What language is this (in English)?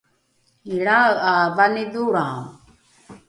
Rukai